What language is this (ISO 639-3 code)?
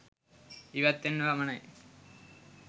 sin